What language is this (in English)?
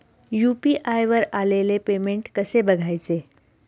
Marathi